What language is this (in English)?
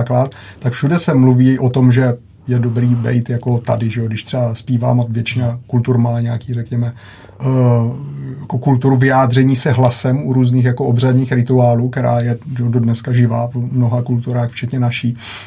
Czech